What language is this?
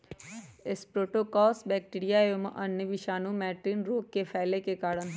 Magahi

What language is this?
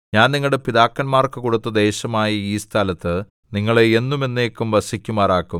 Malayalam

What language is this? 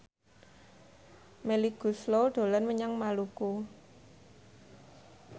Javanese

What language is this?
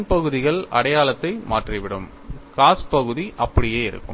Tamil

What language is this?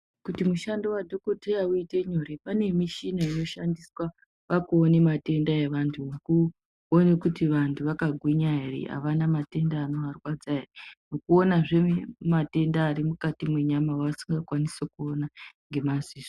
Ndau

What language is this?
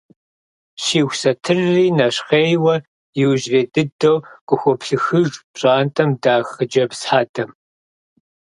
Kabardian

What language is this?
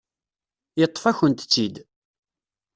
Kabyle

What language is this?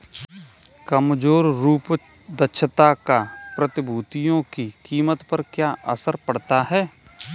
Hindi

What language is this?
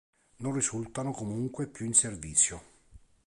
Italian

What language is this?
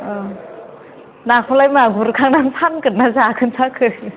Bodo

